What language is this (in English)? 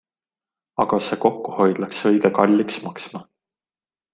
Estonian